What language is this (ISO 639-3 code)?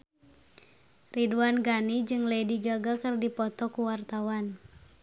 sun